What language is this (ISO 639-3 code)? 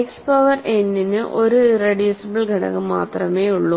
mal